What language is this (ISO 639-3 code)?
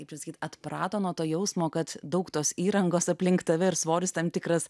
lit